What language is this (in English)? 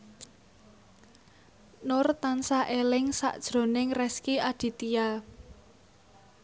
Javanese